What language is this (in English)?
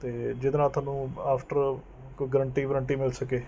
Punjabi